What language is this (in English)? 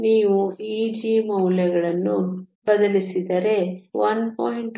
Kannada